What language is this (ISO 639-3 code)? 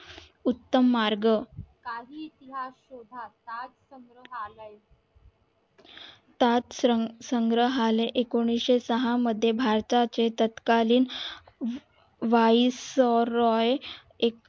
mar